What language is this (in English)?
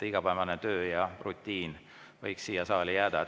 Estonian